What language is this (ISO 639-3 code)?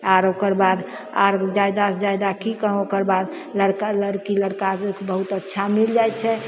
mai